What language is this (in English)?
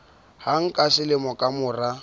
Southern Sotho